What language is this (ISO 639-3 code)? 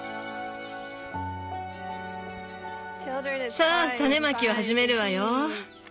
jpn